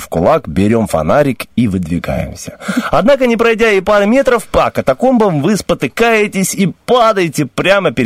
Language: Russian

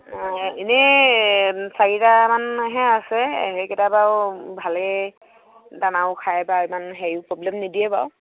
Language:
Assamese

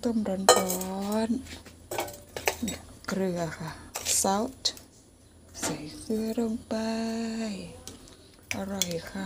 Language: Thai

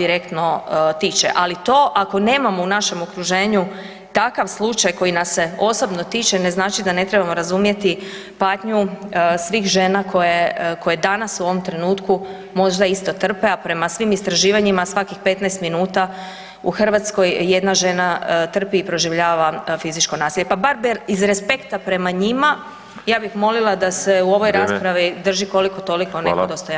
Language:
Croatian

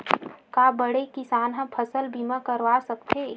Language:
Chhattisgarhi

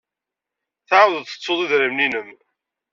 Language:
Kabyle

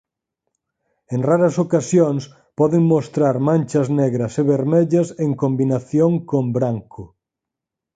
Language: Galician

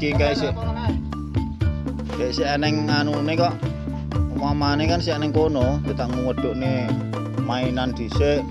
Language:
Indonesian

